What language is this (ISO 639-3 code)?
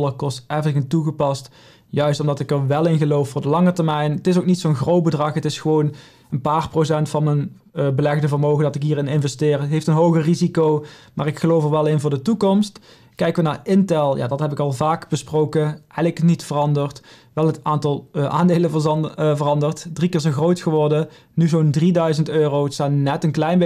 nld